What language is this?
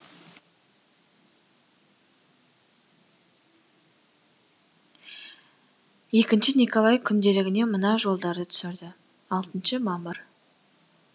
Kazakh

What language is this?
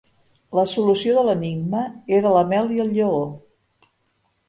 Catalan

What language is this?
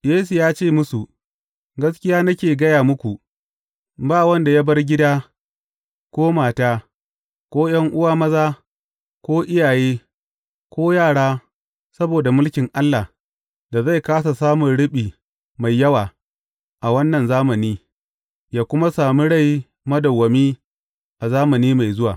Hausa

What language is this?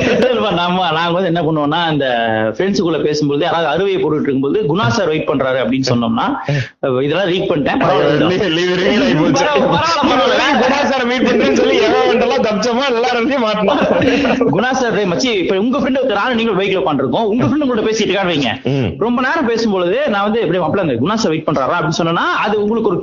Tamil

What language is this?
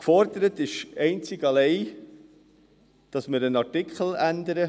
Swiss German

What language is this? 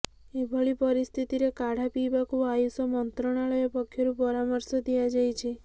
Odia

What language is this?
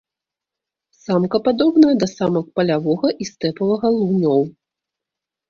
Belarusian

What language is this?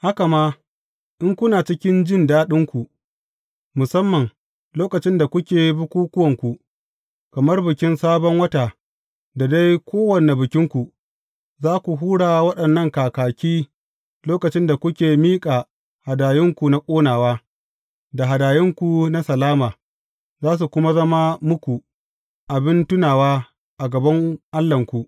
Hausa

